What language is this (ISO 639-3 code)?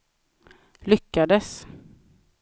swe